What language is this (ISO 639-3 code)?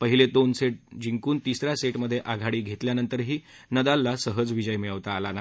mar